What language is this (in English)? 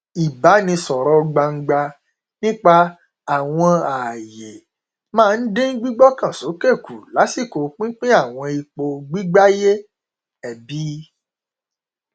Yoruba